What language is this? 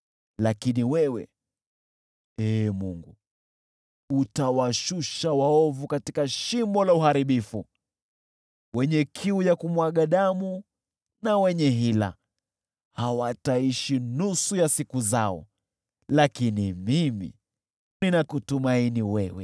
Swahili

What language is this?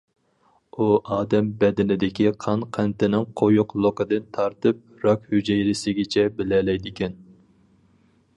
Uyghur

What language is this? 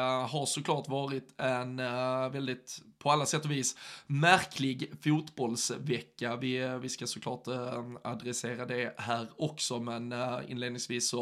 Swedish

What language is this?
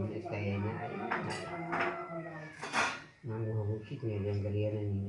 Indonesian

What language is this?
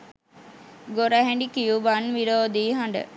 Sinhala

